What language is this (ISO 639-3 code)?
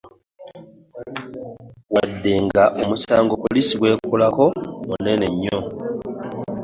lug